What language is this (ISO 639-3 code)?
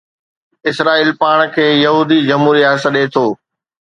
snd